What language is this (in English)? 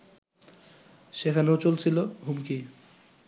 Bangla